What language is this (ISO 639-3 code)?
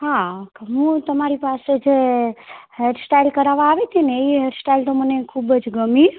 guj